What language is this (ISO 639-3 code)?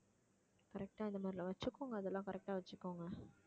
tam